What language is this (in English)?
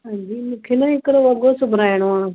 Sindhi